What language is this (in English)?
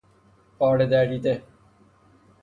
Persian